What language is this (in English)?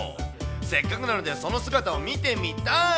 Japanese